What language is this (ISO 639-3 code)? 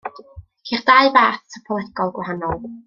cym